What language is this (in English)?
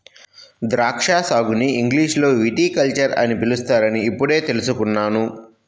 Telugu